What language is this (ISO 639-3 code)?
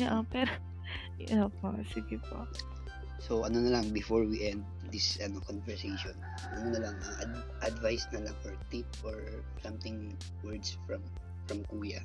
fil